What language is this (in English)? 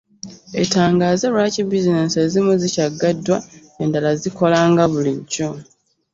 Ganda